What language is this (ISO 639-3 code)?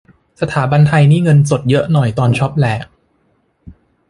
tha